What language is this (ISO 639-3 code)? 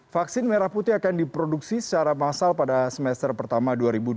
ind